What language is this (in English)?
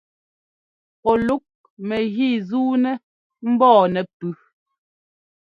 Ngomba